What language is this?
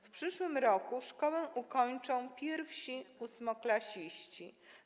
Polish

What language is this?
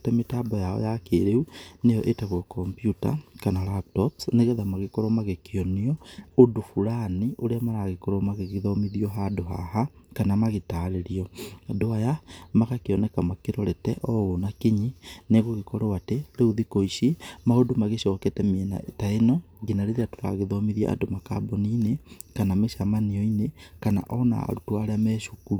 Kikuyu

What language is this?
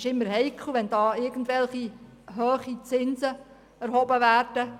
Swiss German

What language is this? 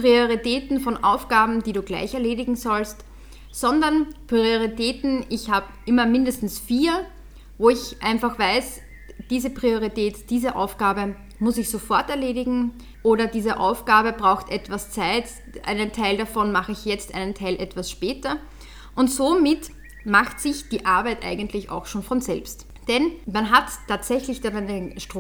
German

